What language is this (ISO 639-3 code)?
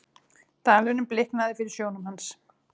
isl